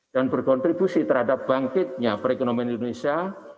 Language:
Indonesian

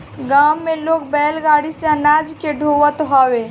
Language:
Bhojpuri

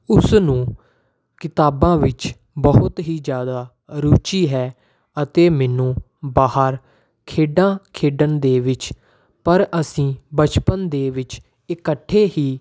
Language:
Punjabi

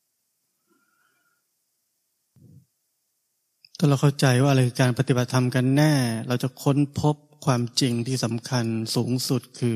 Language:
Thai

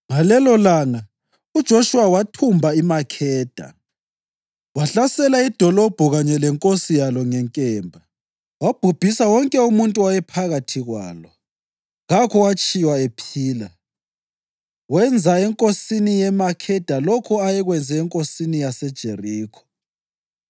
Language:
North Ndebele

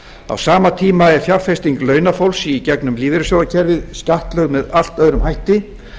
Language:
Icelandic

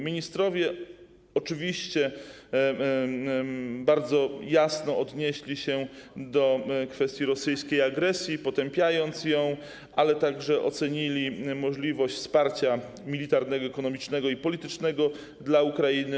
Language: Polish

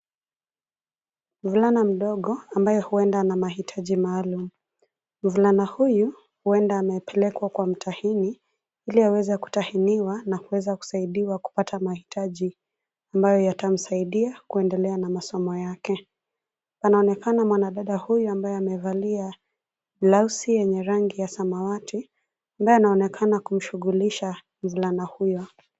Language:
Swahili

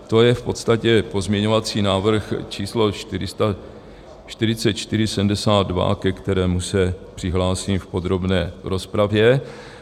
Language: Czech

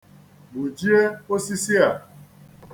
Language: Igbo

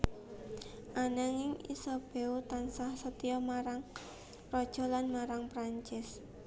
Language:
Javanese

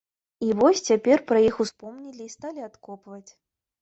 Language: Belarusian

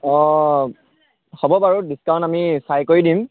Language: Assamese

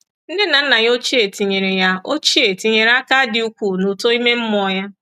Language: Igbo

